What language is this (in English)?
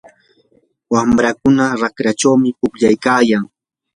Yanahuanca Pasco Quechua